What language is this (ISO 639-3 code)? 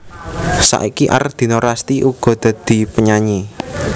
jav